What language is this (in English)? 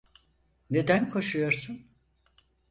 Turkish